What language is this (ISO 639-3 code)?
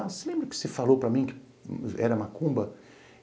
por